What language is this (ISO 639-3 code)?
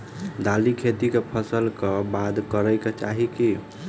mai